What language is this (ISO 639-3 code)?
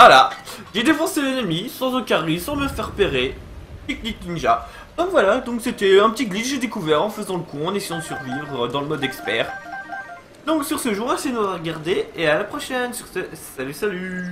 fra